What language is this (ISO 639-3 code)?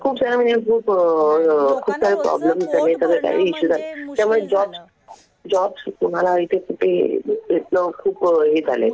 mar